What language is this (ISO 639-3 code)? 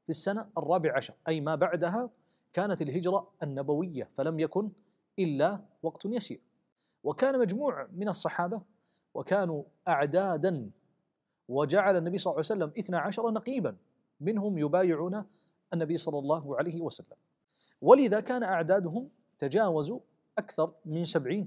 ara